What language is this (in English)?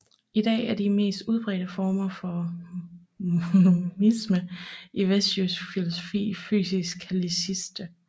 Danish